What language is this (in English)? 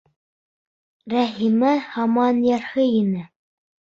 Bashkir